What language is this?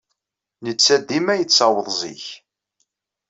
Kabyle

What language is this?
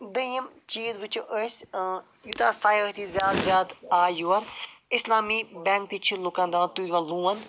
Kashmiri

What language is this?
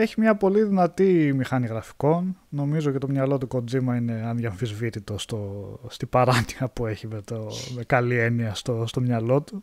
Greek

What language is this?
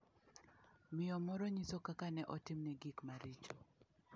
Luo (Kenya and Tanzania)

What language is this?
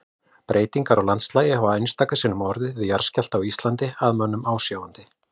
Icelandic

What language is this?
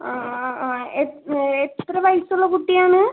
Malayalam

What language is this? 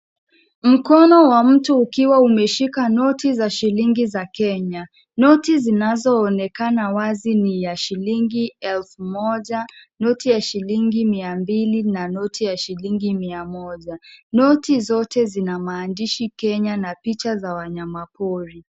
Swahili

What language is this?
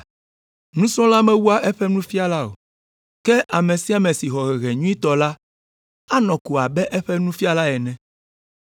Ewe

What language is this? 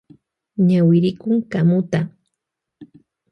Loja Highland Quichua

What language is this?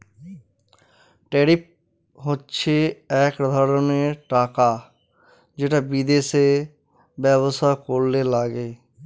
Bangla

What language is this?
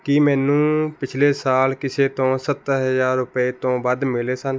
Punjabi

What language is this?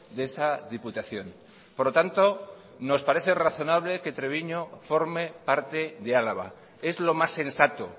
Spanish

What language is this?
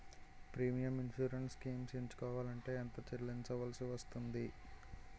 Telugu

